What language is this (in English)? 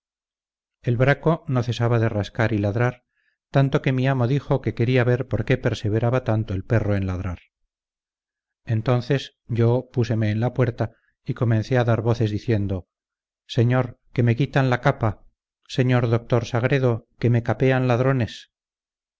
Spanish